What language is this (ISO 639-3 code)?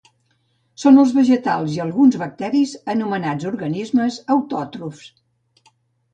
cat